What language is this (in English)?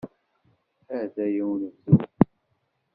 Kabyle